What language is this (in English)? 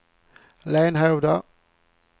Swedish